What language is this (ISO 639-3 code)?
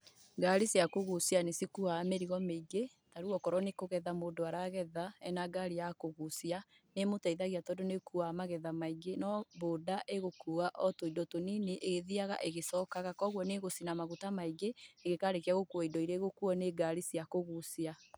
kik